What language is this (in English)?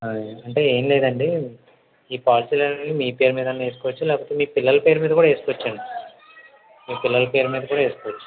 Telugu